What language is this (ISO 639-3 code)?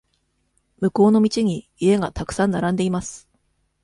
jpn